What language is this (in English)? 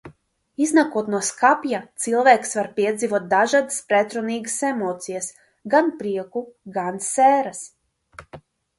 Latvian